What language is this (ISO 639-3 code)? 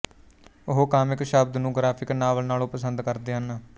pan